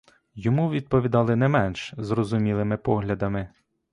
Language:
Ukrainian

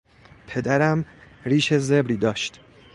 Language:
Persian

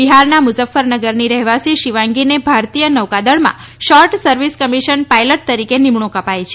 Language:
Gujarati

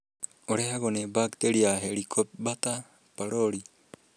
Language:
Kikuyu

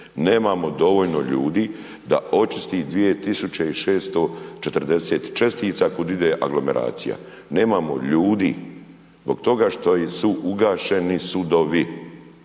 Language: Croatian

